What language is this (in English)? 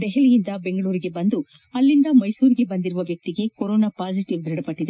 Kannada